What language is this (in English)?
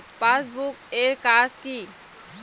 Bangla